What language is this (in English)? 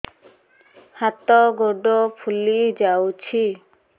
Odia